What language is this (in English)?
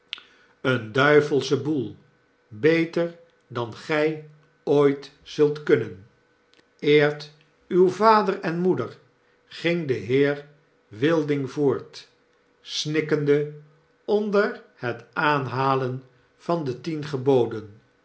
Dutch